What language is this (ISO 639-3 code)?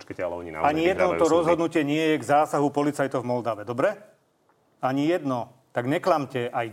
slk